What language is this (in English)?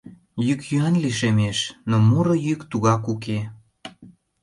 Mari